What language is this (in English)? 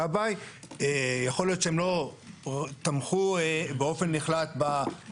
Hebrew